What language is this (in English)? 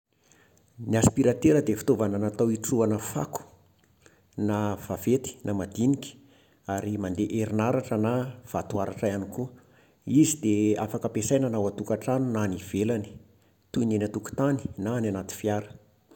Malagasy